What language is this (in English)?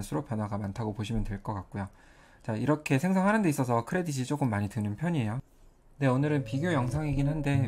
Korean